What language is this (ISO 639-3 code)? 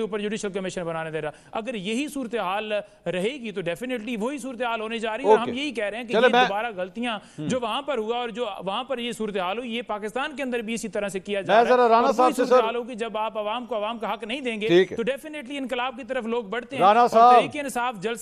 hin